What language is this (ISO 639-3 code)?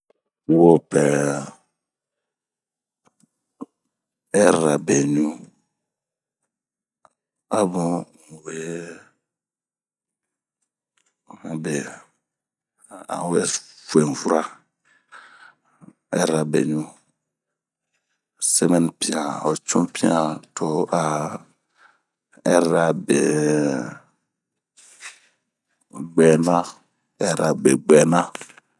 bmq